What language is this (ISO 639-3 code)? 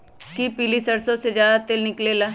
mag